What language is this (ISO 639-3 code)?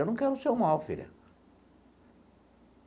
por